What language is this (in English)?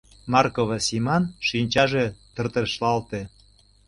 Mari